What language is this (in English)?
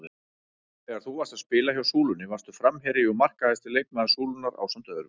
Icelandic